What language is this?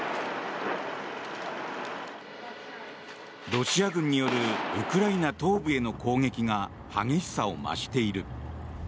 Japanese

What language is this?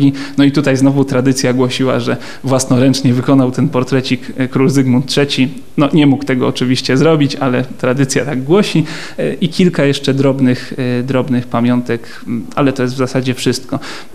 Polish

